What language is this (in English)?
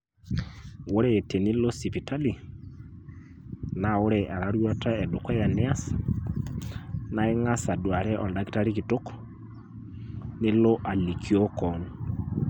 Masai